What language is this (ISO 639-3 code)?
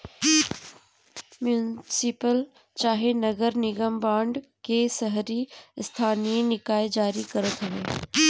bho